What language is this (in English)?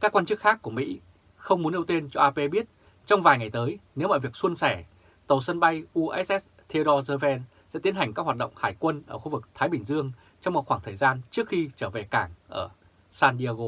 Vietnamese